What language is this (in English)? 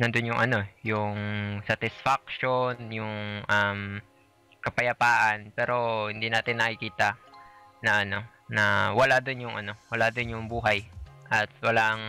Filipino